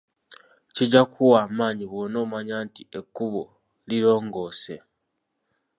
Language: Ganda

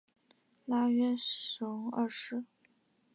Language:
Chinese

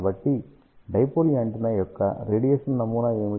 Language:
Telugu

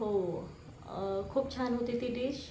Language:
Marathi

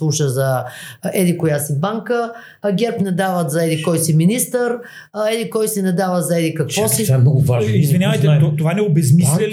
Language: Bulgarian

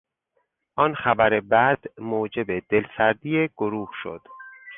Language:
Persian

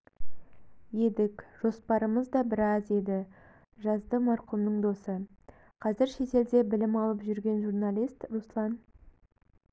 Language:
Kazakh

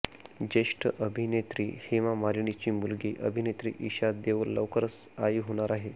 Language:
Marathi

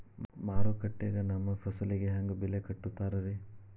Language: Kannada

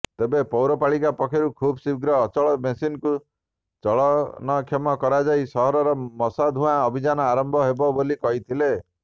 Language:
Odia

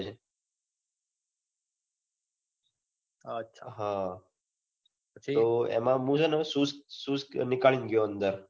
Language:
Gujarati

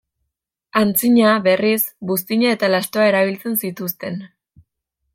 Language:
Basque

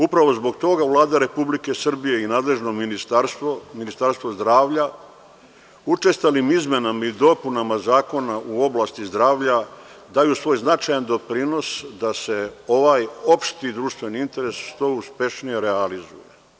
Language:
Serbian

